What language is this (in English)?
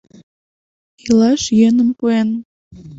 Mari